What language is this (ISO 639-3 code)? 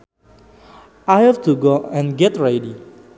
sun